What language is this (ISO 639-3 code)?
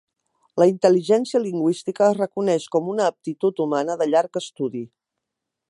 cat